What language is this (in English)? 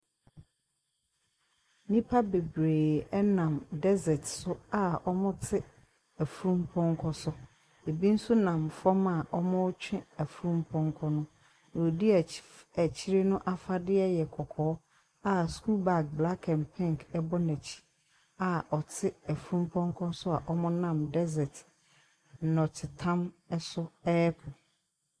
Akan